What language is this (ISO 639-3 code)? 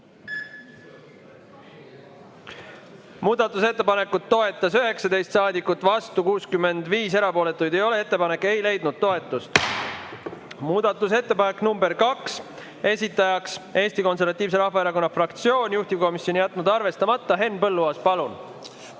est